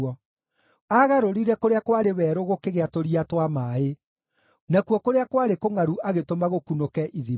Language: Kikuyu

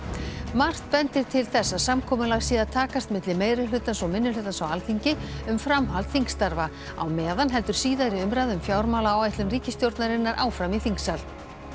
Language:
Icelandic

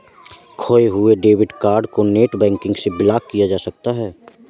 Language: Hindi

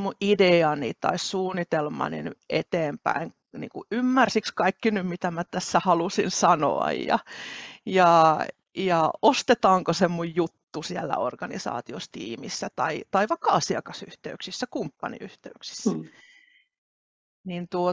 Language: Finnish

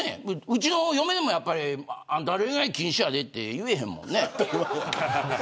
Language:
Japanese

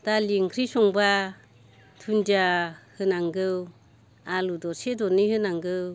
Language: Bodo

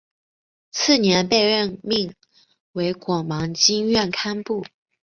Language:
Chinese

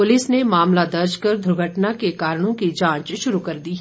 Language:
Hindi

